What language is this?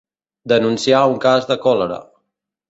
Catalan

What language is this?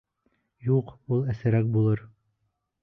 Bashkir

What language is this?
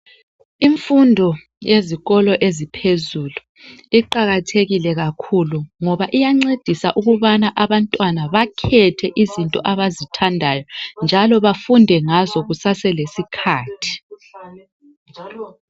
North Ndebele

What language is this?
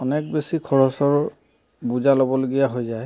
Assamese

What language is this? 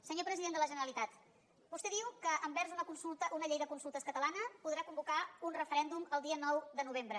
Catalan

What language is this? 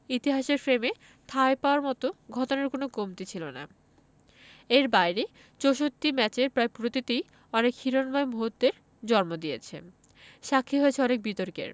Bangla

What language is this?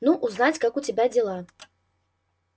Russian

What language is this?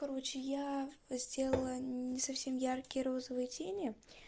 Russian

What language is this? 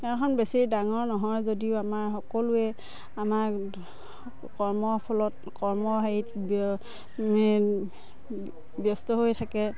Assamese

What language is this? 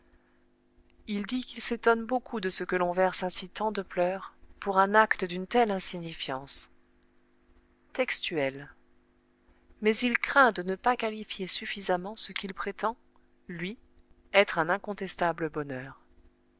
French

